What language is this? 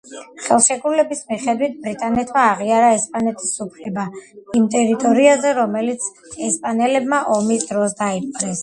Georgian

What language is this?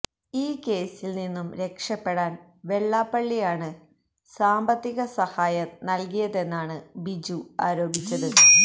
Malayalam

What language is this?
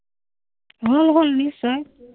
Assamese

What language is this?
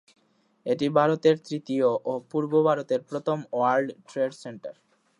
Bangla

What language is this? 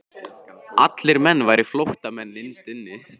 Icelandic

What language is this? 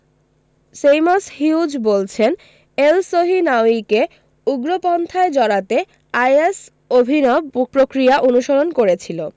Bangla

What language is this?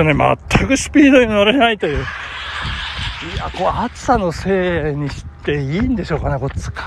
Japanese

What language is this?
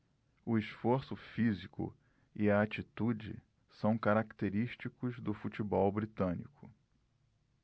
Portuguese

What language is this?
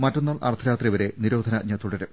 Malayalam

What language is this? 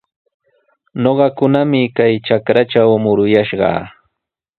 Sihuas Ancash Quechua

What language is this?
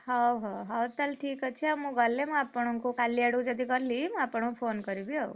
Odia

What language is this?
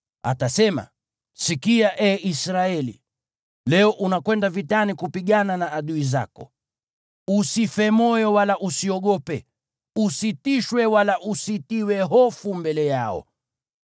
Swahili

